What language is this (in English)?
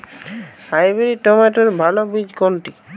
Bangla